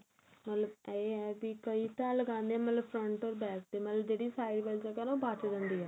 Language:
Punjabi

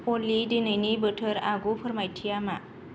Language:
Bodo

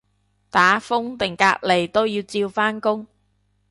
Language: Cantonese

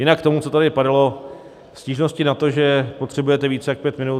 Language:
Czech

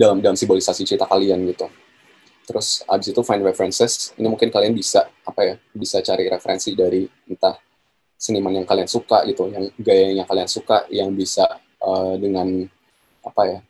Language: Indonesian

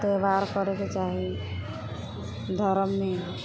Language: Maithili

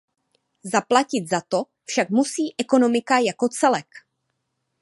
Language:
Czech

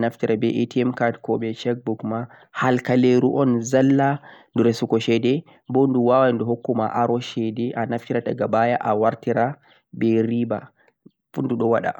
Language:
Central-Eastern Niger Fulfulde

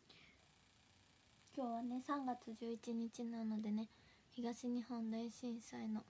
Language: Japanese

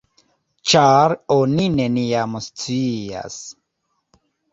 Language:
Esperanto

